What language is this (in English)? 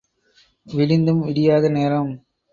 Tamil